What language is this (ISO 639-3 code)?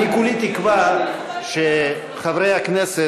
heb